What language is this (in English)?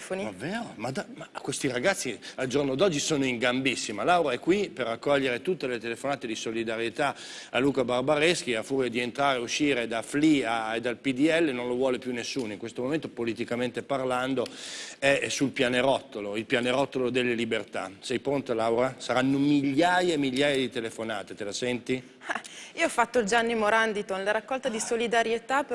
Italian